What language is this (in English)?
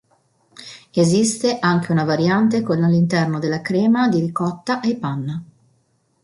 Italian